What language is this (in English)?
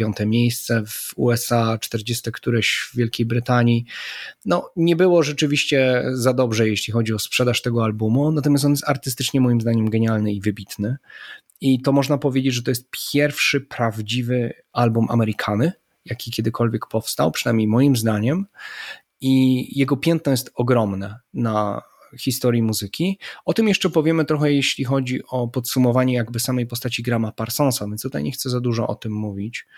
Polish